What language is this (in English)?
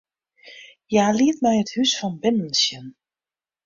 Western Frisian